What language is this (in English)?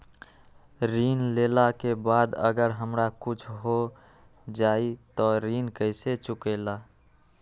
Magahi